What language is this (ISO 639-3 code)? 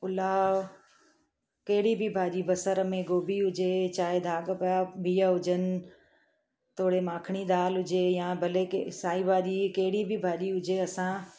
snd